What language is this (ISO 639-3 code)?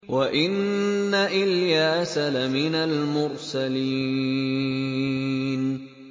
ara